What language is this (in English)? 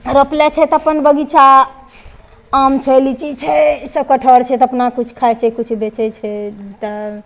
Maithili